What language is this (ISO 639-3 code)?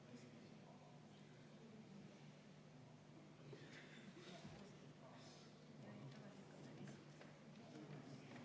est